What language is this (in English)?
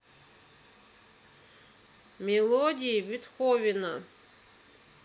Russian